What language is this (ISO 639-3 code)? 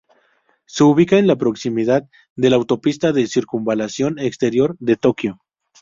spa